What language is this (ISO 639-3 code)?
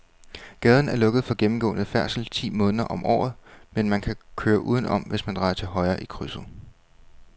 dan